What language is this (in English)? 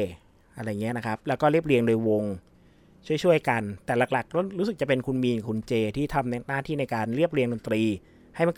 Thai